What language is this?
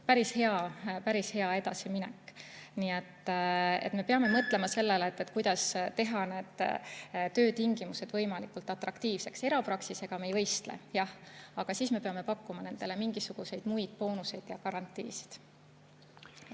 Estonian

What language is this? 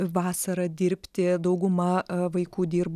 Lithuanian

